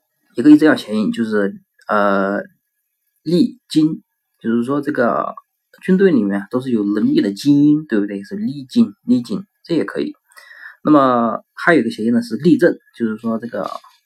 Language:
Chinese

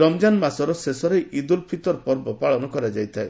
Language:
Odia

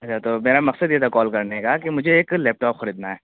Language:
Urdu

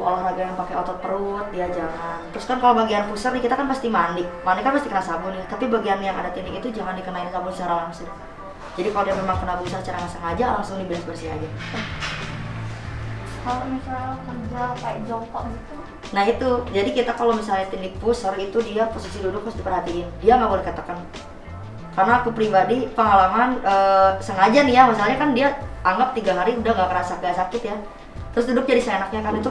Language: Indonesian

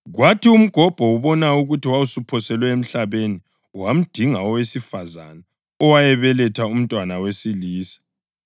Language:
North Ndebele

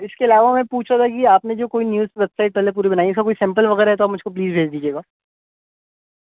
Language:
Urdu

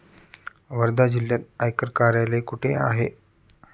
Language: Marathi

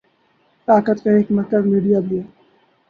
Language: Urdu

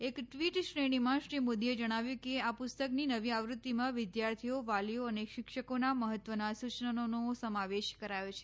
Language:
Gujarati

